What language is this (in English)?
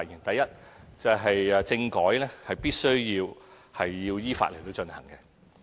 Cantonese